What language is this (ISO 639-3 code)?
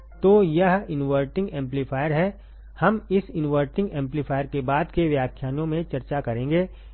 hin